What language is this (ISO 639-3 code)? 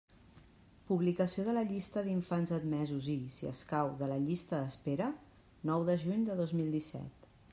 cat